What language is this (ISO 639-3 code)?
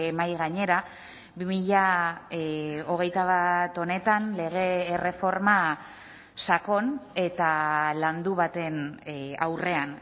eus